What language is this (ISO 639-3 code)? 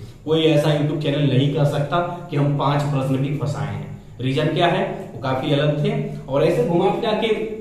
hin